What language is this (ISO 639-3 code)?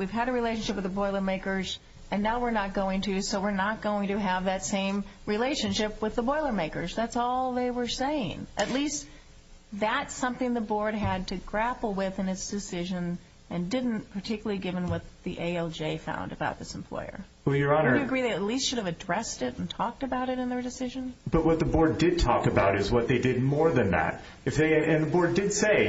eng